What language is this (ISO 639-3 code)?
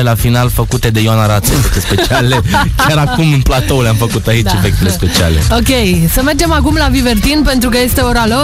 ron